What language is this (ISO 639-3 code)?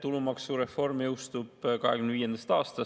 est